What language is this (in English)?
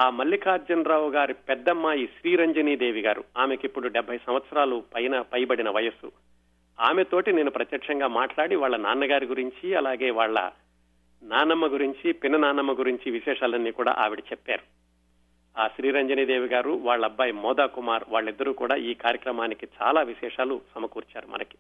Telugu